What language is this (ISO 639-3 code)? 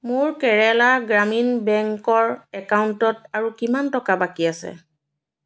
asm